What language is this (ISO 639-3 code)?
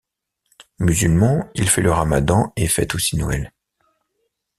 fra